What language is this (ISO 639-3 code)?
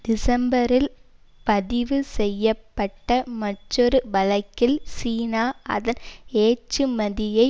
tam